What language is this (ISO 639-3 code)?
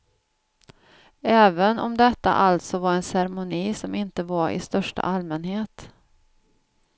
swe